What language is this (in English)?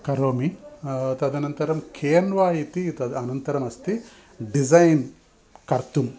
Sanskrit